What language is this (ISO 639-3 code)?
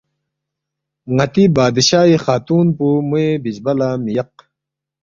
bft